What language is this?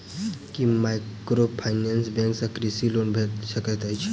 Maithili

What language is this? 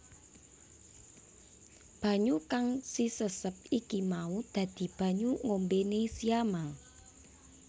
Javanese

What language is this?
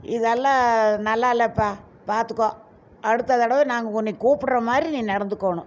Tamil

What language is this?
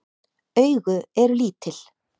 Icelandic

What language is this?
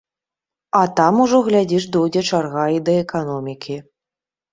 Belarusian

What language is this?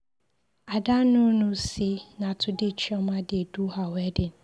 Nigerian Pidgin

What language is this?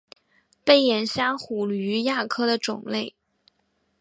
Chinese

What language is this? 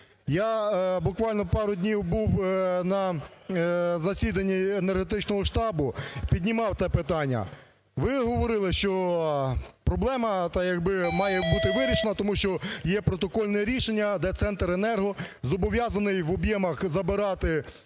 Ukrainian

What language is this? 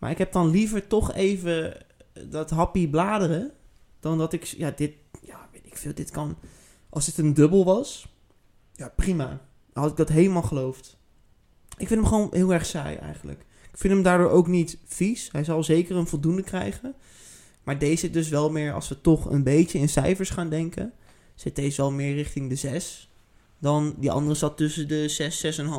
Dutch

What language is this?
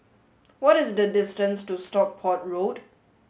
English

